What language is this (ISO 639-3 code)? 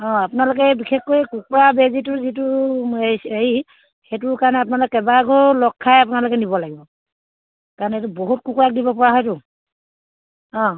asm